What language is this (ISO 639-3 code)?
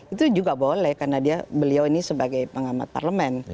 ind